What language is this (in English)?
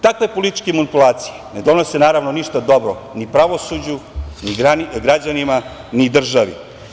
Serbian